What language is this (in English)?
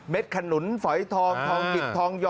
Thai